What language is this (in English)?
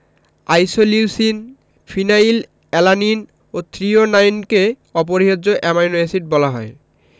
Bangla